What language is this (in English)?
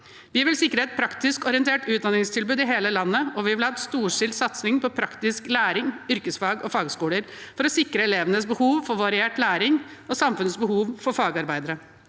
Norwegian